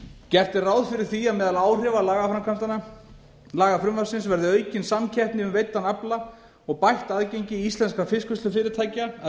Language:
Icelandic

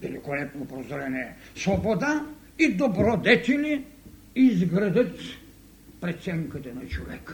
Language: Bulgarian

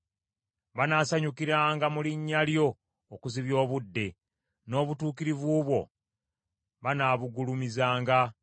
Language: Ganda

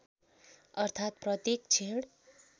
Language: Nepali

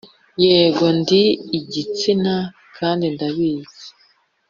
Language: Kinyarwanda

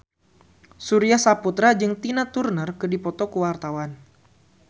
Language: Sundanese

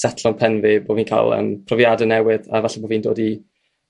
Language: Welsh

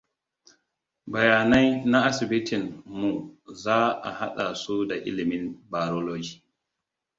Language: Hausa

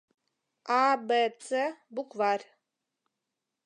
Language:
Mari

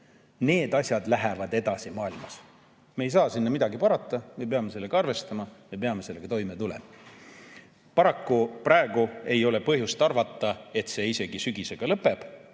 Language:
Estonian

